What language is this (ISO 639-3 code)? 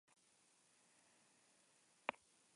eus